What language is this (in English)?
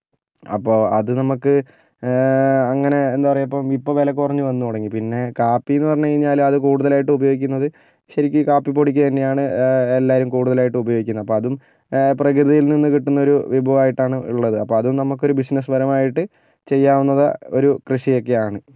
Malayalam